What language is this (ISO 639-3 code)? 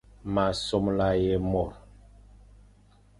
fan